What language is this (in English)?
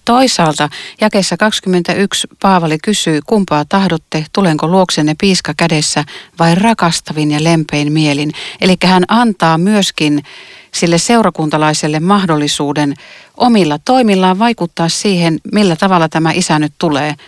Finnish